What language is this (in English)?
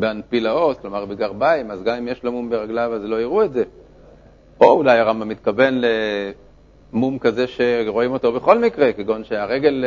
Hebrew